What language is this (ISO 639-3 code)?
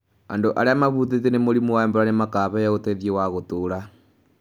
kik